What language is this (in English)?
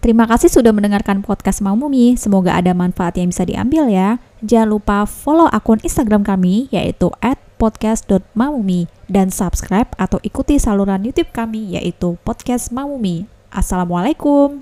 Indonesian